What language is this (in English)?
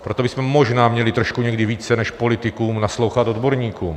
Czech